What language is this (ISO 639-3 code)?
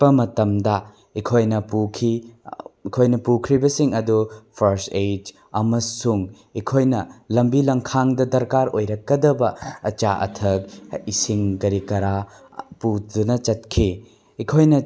mni